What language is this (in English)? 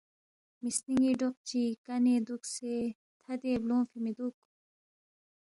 Balti